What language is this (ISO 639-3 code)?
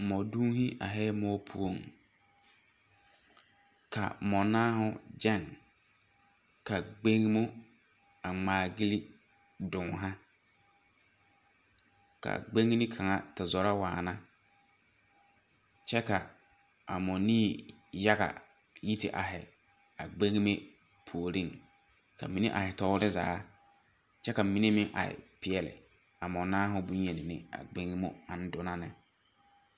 dga